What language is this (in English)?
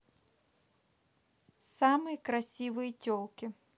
Russian